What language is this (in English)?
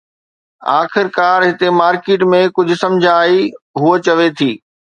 Sindhi